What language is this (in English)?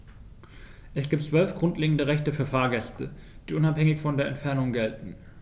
German